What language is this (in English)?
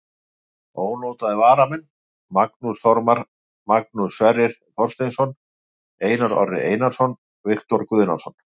Icelandic